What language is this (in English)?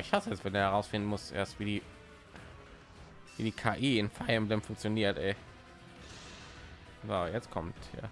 German